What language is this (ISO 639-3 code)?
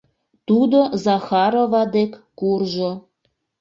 chm